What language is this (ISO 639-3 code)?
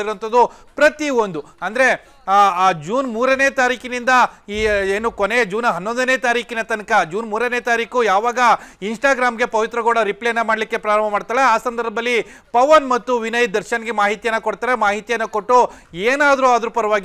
kan